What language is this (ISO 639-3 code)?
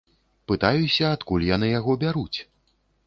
bel